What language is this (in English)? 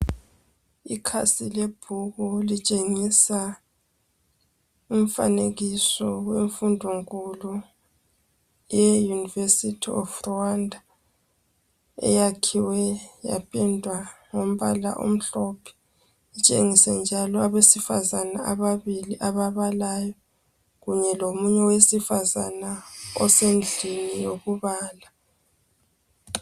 North Ndebele